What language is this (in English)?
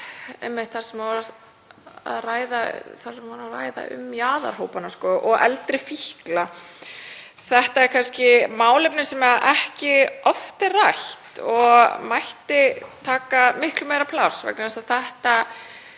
Icelandic